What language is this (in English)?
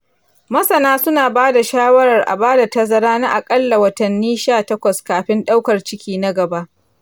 Hausa